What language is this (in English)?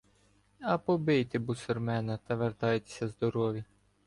Ukrainian